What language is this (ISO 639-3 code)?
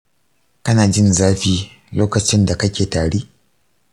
hau